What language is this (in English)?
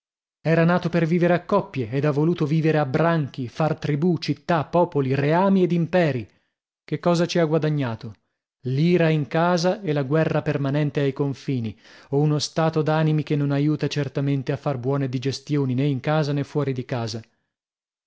Italian